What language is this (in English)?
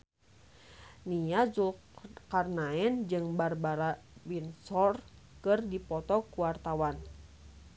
Sundanese